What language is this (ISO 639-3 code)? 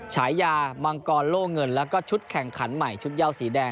tha